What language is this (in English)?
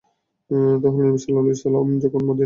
Bangla